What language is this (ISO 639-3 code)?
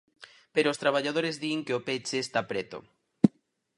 glg